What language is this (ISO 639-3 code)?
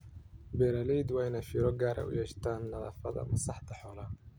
som